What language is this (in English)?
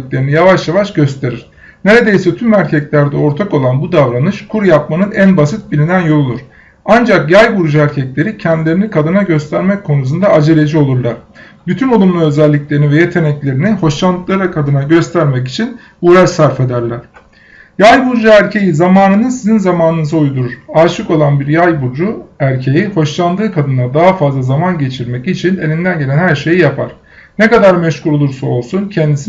Turkish